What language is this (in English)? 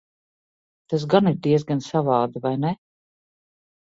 Latvian